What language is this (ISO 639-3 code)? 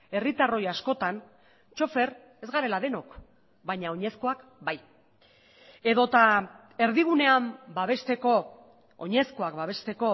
eus